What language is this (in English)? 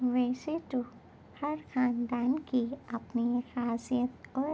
Urdu